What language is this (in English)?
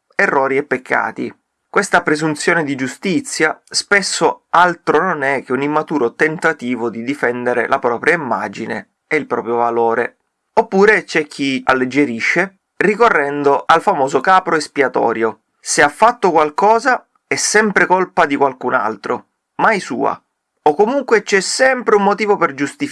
Italian